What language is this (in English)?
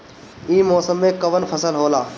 Bhojpuri